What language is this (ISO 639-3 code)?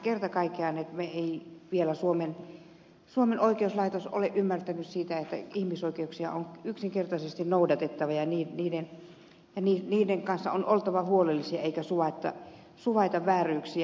fin